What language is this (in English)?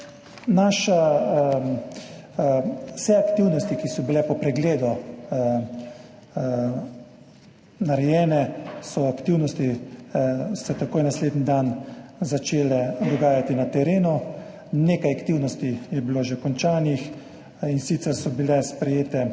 Slovenian